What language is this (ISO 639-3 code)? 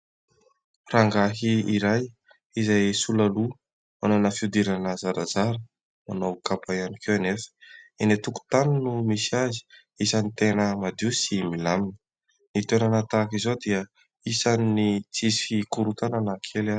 mlg